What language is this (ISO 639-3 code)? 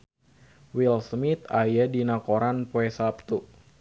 sun